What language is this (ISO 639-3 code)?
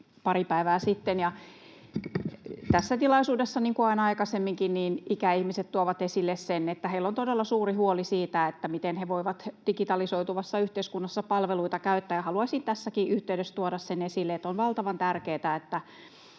fin